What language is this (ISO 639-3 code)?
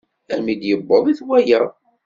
kab